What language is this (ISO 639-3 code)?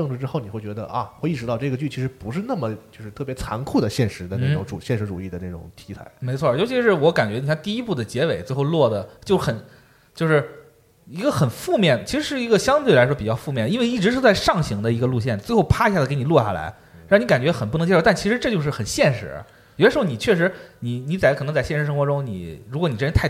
zho